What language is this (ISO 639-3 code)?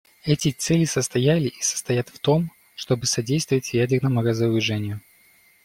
rus